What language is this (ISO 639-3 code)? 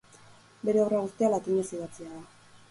eus